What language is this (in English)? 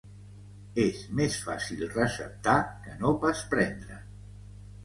Catalan